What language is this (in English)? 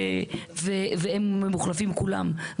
Hebrew